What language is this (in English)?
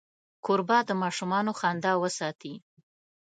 Pashto